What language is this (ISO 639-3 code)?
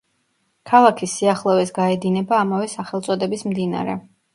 kat